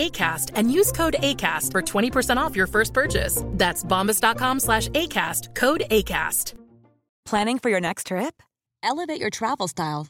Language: English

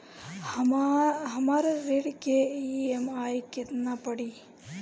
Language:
Bhojpuri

